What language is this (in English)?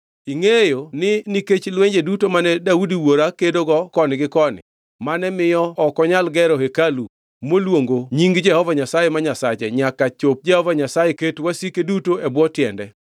Luo (Kenya and Tanzania)